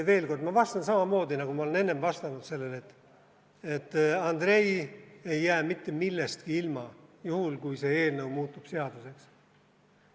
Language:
Estonian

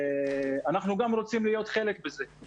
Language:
Hebrew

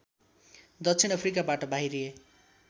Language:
Nepali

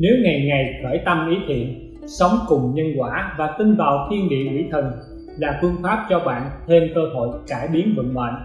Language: Vietnamese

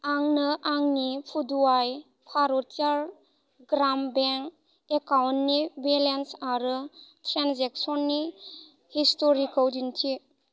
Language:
Bodo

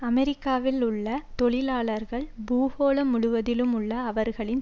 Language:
Tamil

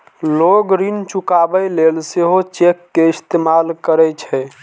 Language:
Maithili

